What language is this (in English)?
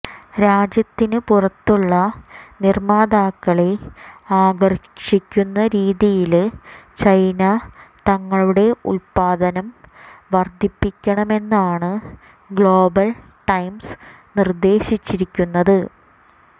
Malayalam